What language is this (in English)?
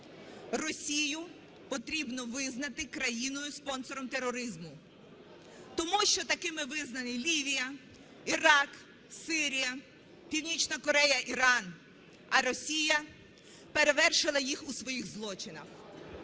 Ukrainian